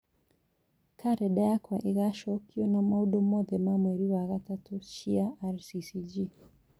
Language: Kikuyu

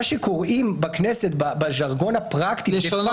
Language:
Hebrew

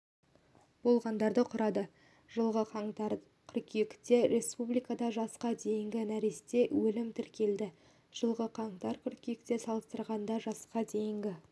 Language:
Kazakh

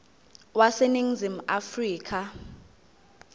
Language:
Zulu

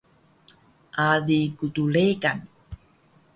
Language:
Taroko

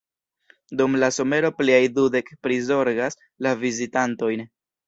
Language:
Esperanto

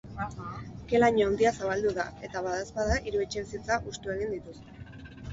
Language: Basque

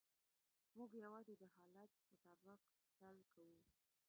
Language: Pashto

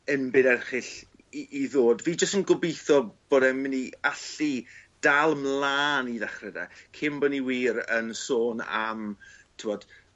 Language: Welsh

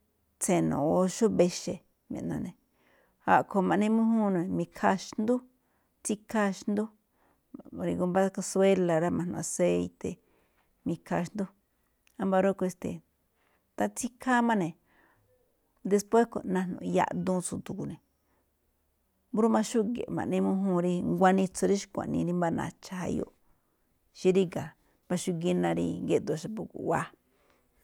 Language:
Malinaltepec Me'phaa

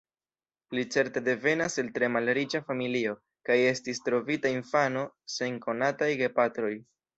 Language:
Esperanto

